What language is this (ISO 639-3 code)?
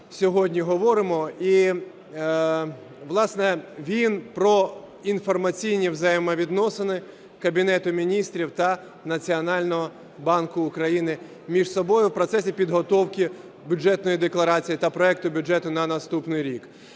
ukr